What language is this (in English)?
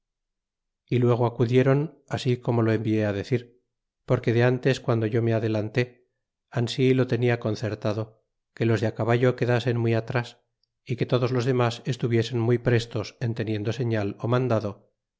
Spanish